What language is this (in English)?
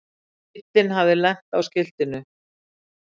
Icelandic